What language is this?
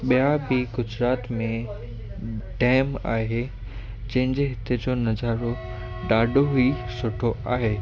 Sindhi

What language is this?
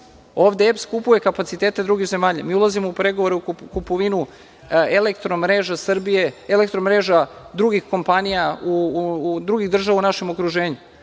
Serbian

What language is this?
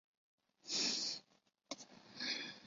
Chinese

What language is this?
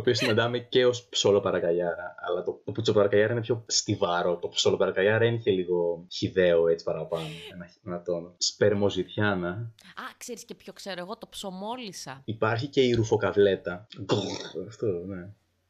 Greek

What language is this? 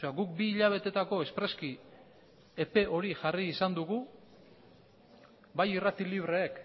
Basque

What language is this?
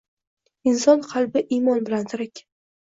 Uzbek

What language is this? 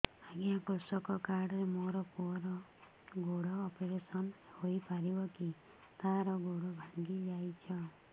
Odia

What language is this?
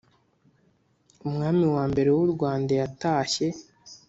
Kinyarwanda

